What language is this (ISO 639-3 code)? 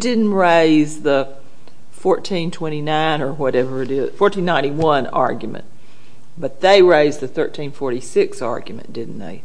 eng